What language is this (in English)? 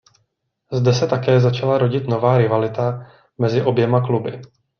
Czech